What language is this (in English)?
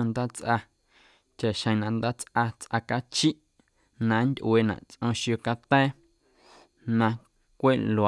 Guerrero Amuzgo